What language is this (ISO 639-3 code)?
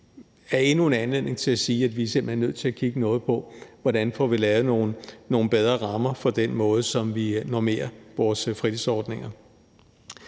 dan